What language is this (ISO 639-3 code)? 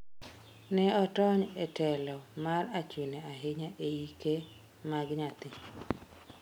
luo